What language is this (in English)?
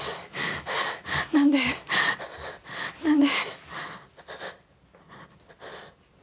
Japanese